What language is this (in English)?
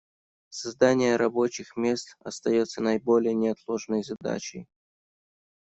Russian